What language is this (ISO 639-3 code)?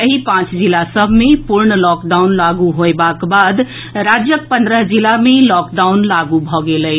mai